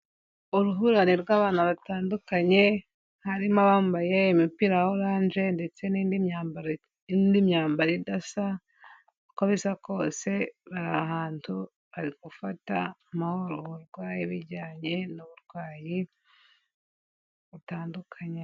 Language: Kinyarwanda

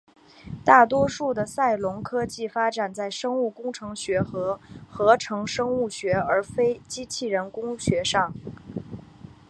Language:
Chinese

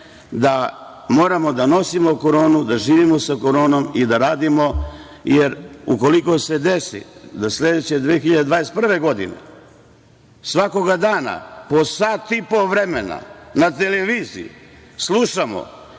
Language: Serbian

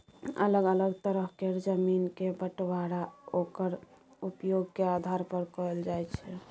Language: Maithili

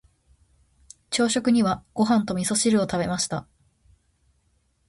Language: Japanese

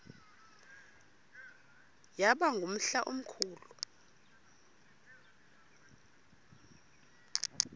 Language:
Xhosa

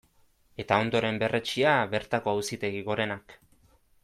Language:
Basque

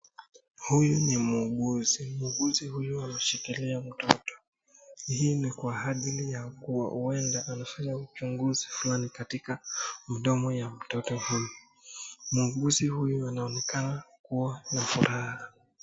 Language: Swahili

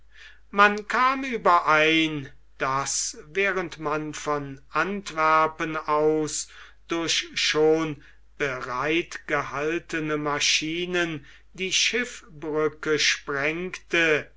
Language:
German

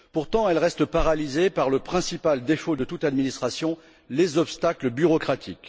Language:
French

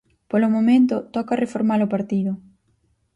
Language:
Galician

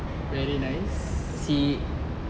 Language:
English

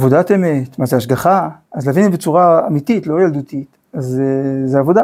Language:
Hebrew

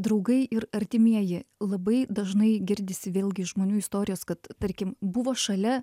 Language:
Lithuanian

